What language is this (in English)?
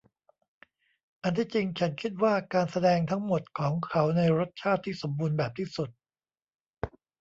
Thai